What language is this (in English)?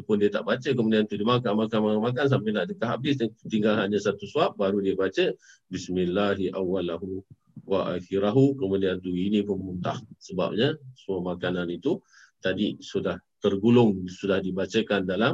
Malay